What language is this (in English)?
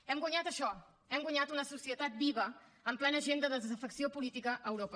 Catalan